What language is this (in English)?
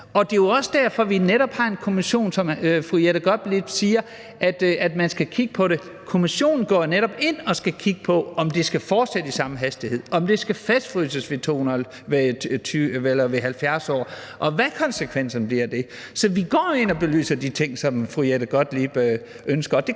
Danish